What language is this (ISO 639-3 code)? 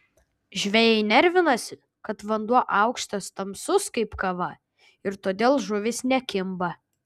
lit